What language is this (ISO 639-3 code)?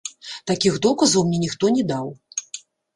bel